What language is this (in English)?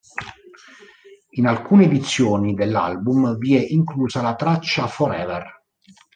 Italian